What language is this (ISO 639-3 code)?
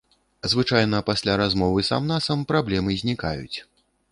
bel